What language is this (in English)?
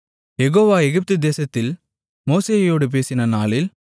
Tamil